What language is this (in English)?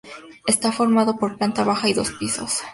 Spanish